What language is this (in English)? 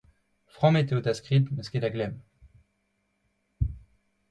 Breton